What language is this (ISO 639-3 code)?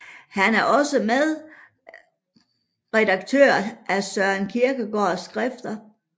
dan